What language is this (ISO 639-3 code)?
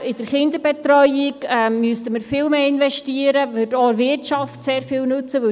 gsw